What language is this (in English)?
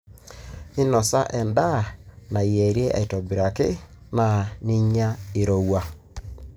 Masai